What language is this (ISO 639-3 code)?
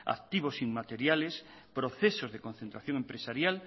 spa